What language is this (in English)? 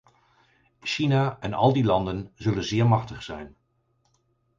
Dutch